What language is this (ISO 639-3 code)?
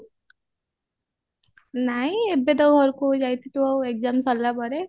ori